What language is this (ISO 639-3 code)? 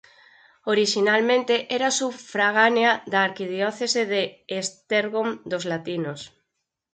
glg